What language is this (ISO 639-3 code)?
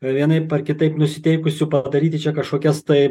lit